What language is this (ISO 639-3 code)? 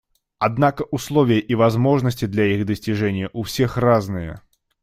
rus